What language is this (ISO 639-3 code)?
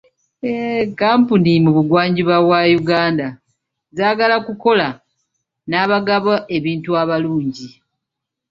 lug